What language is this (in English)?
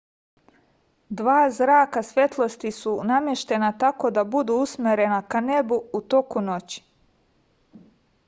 Serbian